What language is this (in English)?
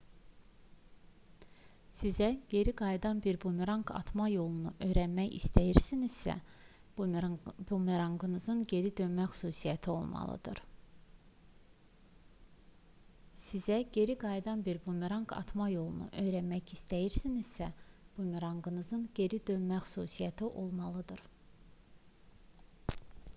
Azerbaijani